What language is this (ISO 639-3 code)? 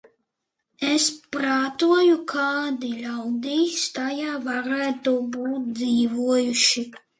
lav